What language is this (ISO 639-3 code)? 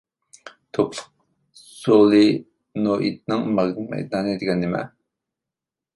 uig